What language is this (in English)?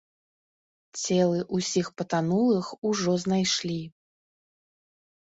Belarusian